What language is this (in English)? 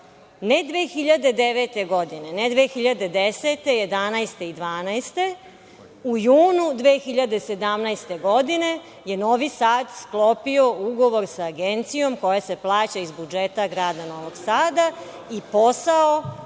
Serbian